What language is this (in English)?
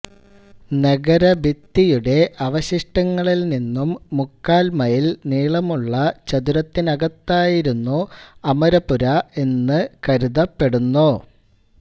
Malayalam